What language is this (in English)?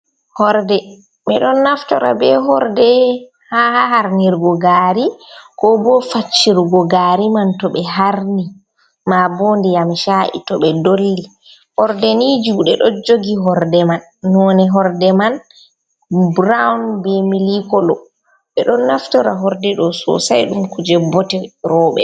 Fula